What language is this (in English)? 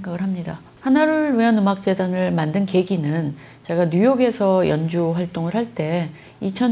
Korean